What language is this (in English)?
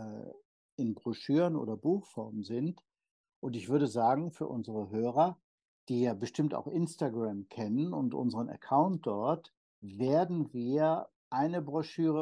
German